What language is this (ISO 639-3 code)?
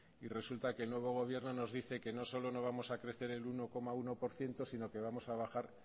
spa